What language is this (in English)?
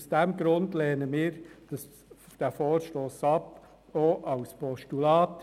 Swiss German